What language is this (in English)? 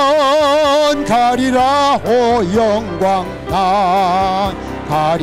Korean